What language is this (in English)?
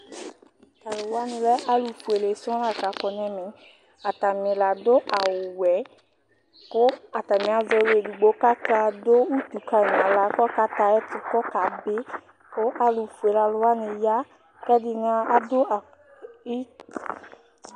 Ikposo